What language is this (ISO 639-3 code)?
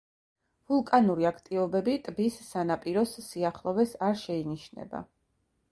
kat